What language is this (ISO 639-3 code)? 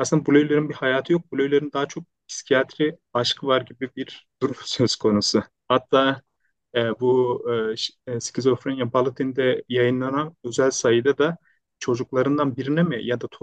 tur